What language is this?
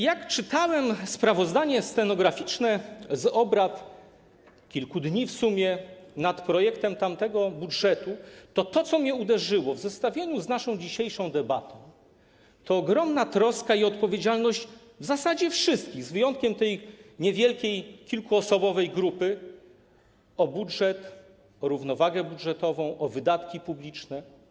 Polish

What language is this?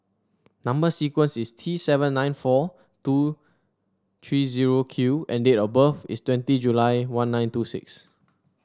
English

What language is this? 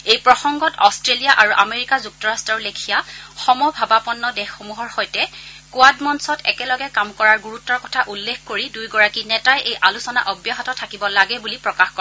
Assamese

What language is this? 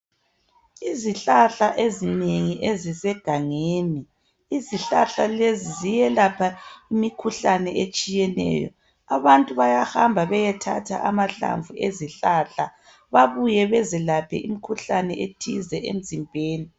North Ndebele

